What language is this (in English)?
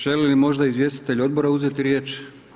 Croatian